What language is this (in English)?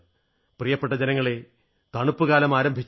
Malayalam